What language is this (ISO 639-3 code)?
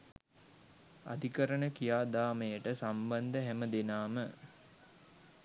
sin